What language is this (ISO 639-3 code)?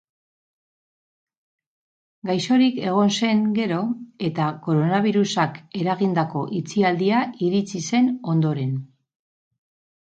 eus